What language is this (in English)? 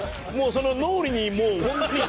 Japanese